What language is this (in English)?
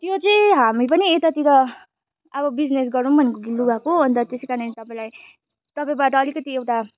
Nepali